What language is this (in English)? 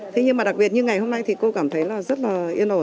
Vietnamese